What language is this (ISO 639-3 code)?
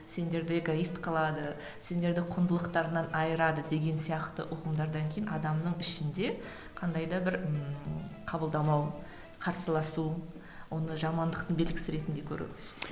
kaz